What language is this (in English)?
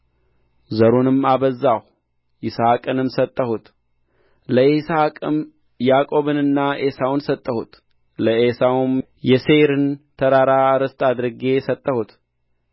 Amharic